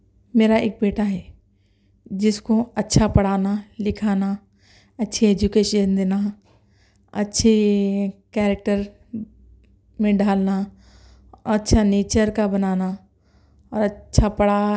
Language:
Urdu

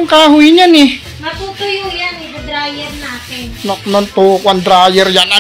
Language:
Filipino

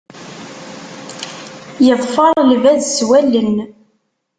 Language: Kabyle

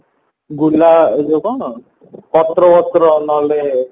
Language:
Odia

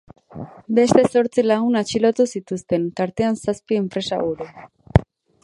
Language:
Basque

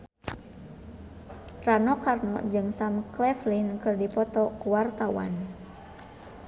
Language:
Sundanese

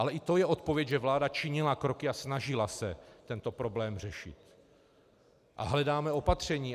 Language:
Czech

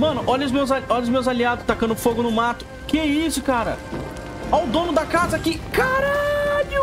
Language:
Portuguese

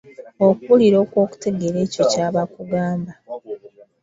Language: Ganda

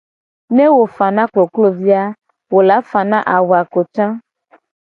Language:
Gen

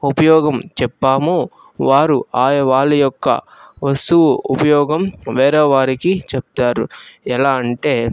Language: Telugu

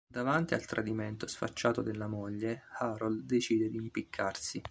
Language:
Italian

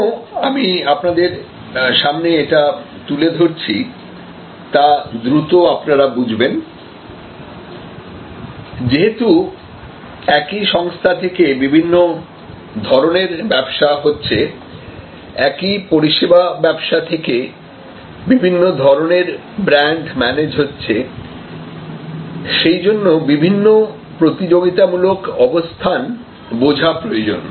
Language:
Bangla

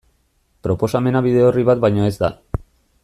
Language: Basque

